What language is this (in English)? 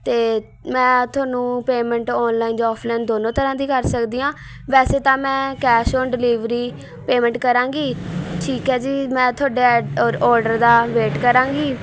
Punjabi